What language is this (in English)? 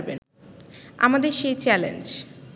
Bangla